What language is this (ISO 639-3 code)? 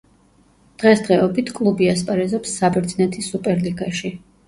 kat